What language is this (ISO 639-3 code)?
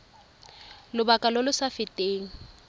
tsn